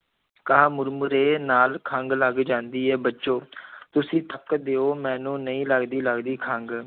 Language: Punjabi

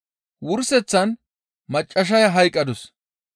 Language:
Gamo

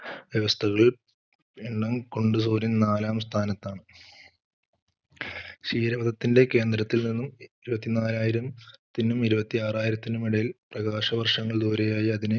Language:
Malayalam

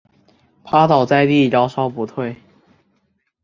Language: Chinese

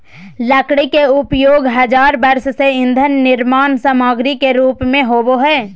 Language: Magahi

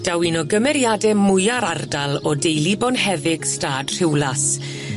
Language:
Welsh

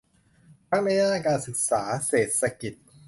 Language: Thai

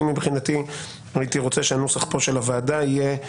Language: Hebrew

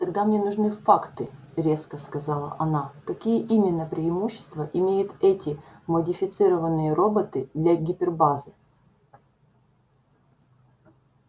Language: Russian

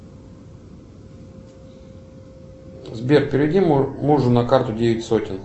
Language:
Russian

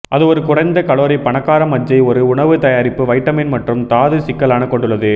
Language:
Tamil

